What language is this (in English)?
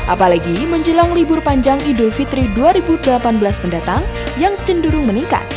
Indonesian